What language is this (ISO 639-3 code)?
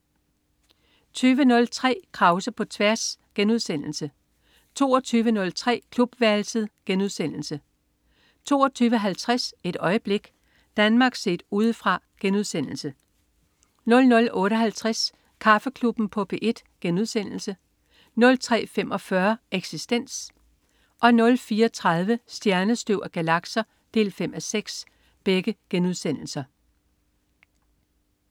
dan